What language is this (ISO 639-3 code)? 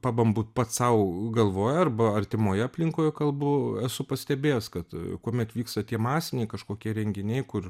lit